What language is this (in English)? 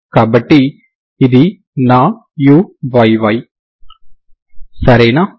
Telugu